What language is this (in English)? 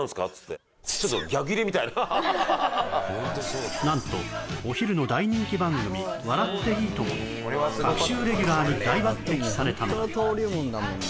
Japanese